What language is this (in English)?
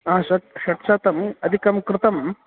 Sanskrit